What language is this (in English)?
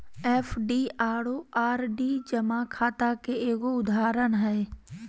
Magahi